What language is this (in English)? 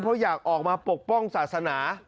Thai